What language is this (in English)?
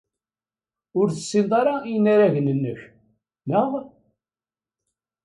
Kabyle